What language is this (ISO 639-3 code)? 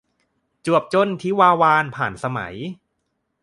tha